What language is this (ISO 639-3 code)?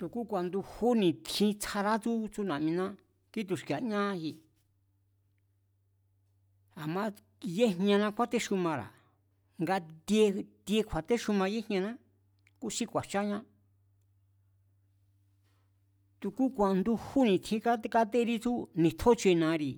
vmz